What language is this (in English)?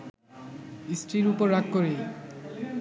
Bangla